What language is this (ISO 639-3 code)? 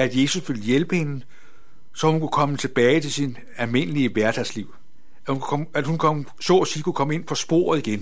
dan